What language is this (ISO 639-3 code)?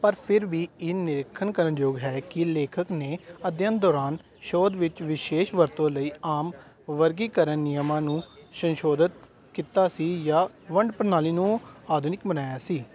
pan